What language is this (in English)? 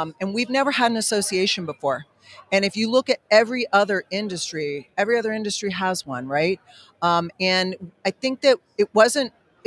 English